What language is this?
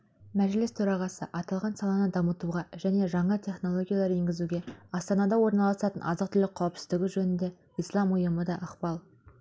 Kazakh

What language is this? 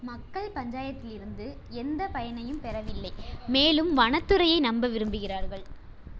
Tamil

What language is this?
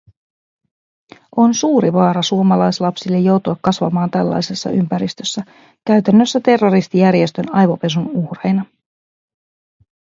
Finnish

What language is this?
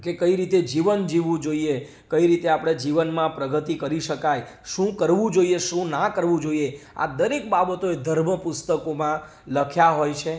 Gujarati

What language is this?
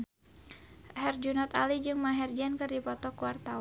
Sundanese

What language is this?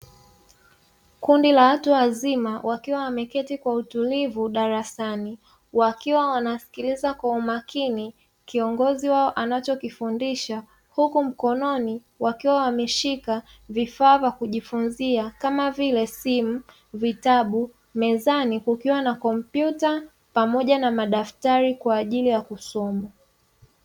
Swahili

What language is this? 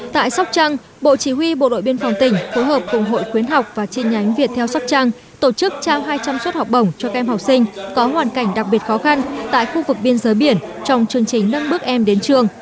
Vietnamese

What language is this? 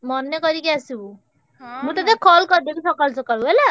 Odia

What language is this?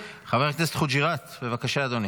Hebrew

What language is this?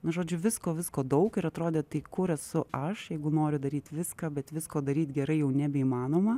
Lithuanian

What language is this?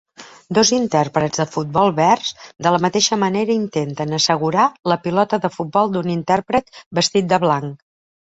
Catalan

